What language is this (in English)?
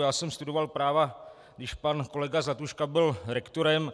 Czech